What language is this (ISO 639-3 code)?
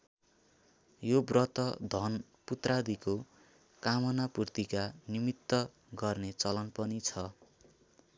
nep